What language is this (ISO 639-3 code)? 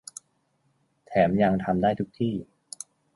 tha